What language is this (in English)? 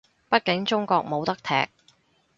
Cantonese